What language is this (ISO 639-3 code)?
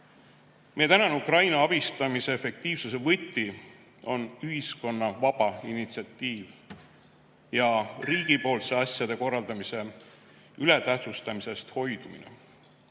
est